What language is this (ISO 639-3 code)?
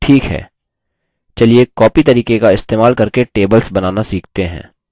hin